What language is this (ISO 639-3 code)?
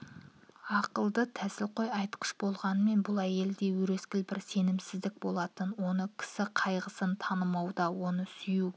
kaz